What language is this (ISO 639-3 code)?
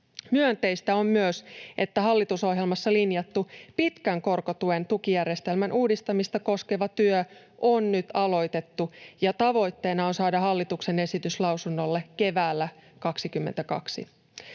fin